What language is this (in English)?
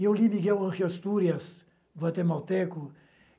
Portuguese